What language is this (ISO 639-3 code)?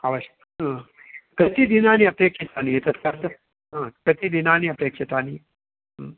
san